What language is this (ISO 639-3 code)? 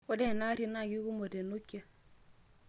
mas